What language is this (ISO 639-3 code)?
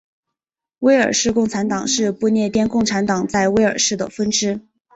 zho